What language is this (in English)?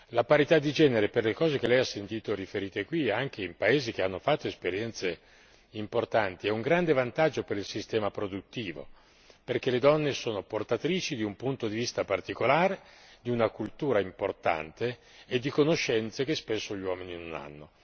Italian